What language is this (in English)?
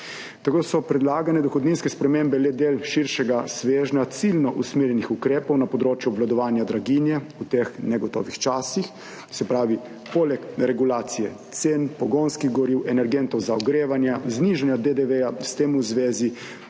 Slovenian